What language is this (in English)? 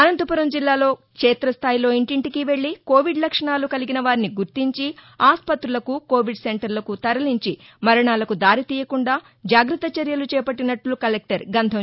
Telugu